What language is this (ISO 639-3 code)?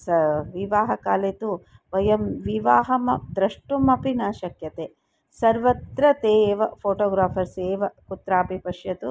san